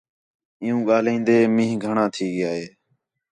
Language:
Khetrani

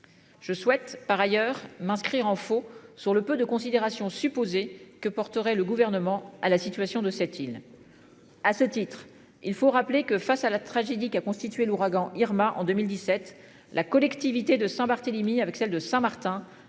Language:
French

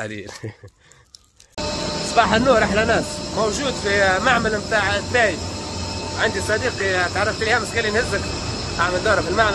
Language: Arabic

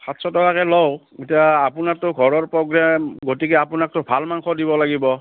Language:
Assamese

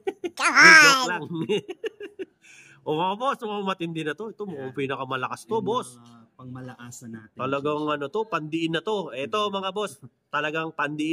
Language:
Filipino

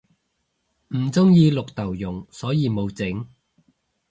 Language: Cantonese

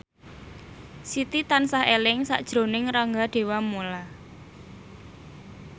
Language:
Javanese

